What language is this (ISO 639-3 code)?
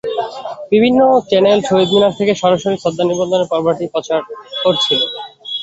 ben